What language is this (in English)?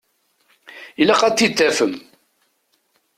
Kabyle